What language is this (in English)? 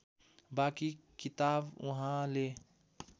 Nepali